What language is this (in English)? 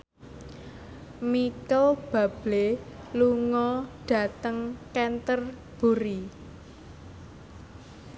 Javanese